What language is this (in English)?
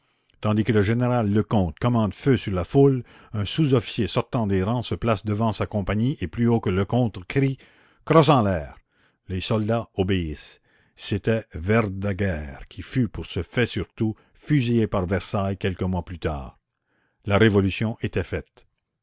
French